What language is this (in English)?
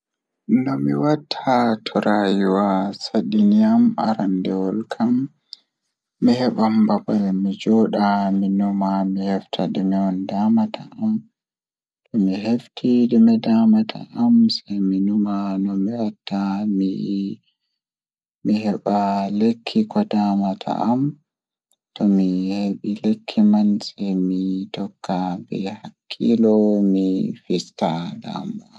Fula